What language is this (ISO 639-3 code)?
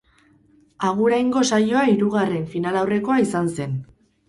eus